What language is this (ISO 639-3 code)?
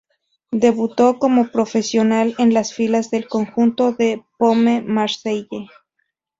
spa